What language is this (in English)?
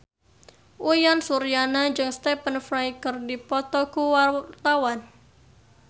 Sundanese